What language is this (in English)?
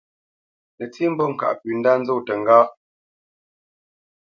Bamenyam